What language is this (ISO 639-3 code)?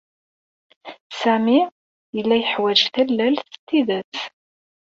kab